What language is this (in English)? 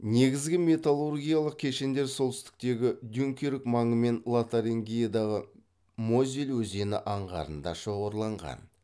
Kazakh